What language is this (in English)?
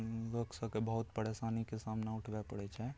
Maithili